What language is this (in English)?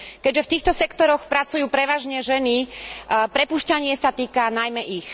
Slovak